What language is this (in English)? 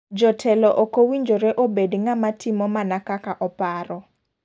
Luo (Kenya and Tanzania)